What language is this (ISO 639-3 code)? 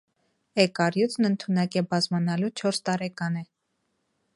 hye